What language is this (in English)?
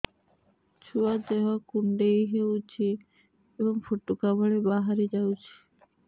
Odia